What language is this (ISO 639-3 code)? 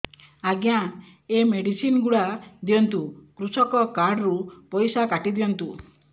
ori